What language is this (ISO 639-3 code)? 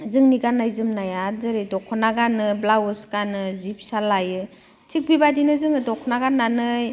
brx